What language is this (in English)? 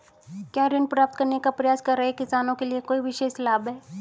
Hindi